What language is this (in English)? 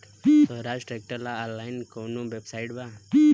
Bhojpuri